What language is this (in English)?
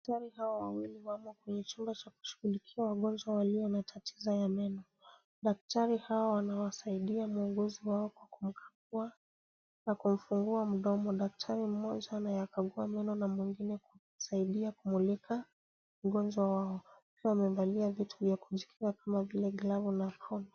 Swahili